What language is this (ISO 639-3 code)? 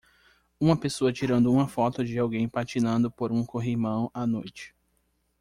por